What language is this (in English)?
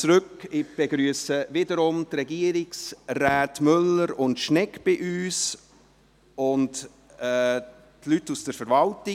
Swiss German